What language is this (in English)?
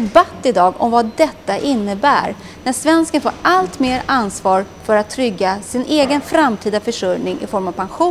Swedish